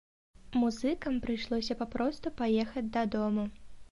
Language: Belarusian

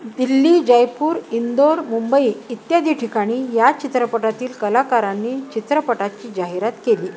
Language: Marathi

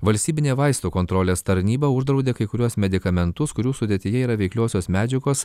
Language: Lithuanian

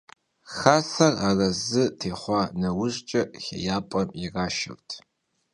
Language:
Kabardian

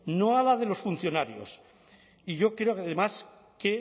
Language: Spanish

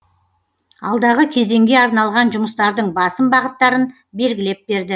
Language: Kazakh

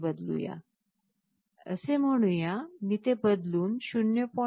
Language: Marathi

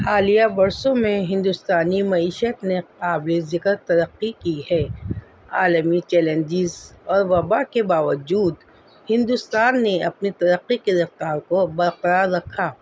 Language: Urdu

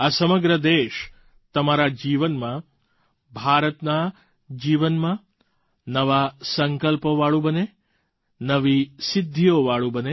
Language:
Gujarati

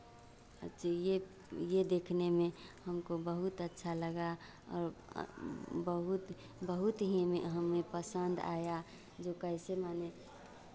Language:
Hindi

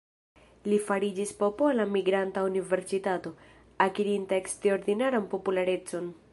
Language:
Esperanto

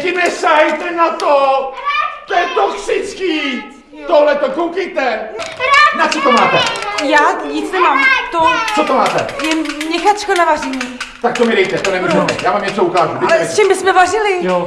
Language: Czech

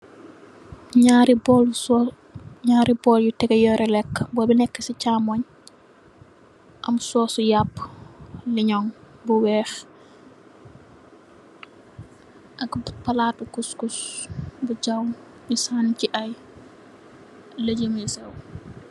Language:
Wolof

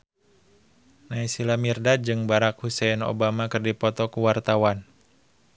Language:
Sundanese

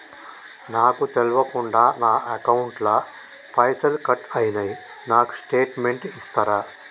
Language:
Telugu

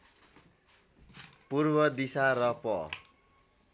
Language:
Nepali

